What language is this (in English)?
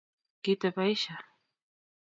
Kalenjin